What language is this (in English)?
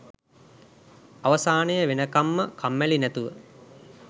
Sinhala